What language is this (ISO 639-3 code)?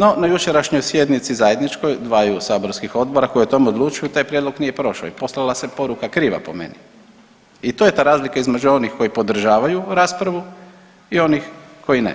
hrv